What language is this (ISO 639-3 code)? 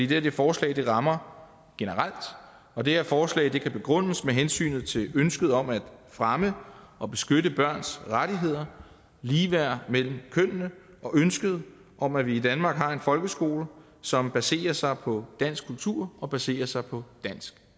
dan